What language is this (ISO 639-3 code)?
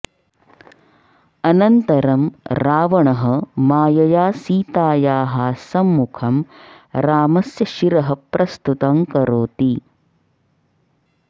san